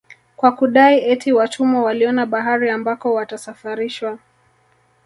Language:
Swahili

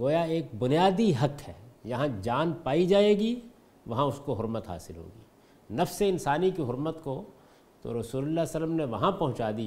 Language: Urdu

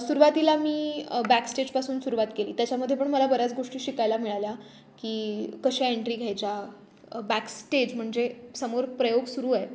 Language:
Marathi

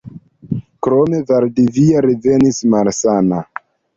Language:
Esperanto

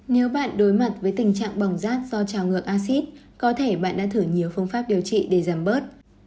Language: Vietnamese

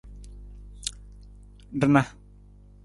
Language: Nawdm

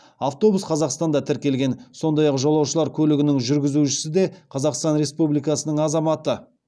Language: Kazakh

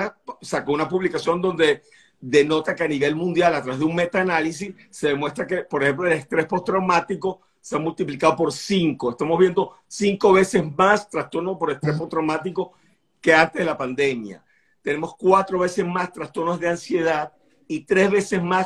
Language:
Spanish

